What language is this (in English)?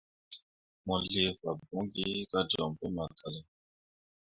Mundang